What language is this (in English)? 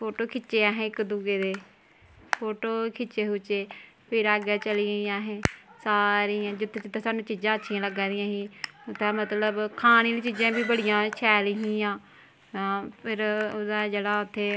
Dogri